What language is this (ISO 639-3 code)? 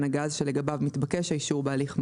heb